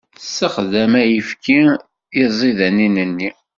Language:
Kabyle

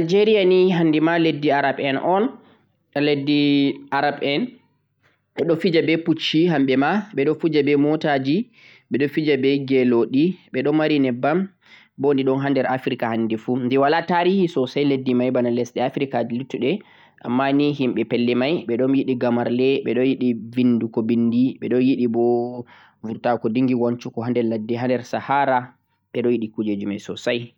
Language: Central-Eastern Niger Fulfulde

